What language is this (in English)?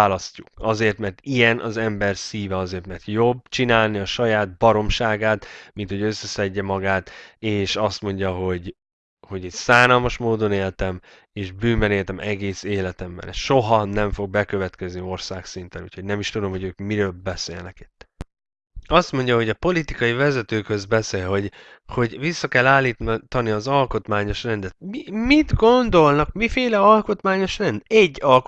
Hungarian